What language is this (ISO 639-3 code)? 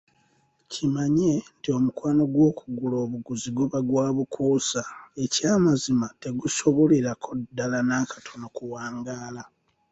lug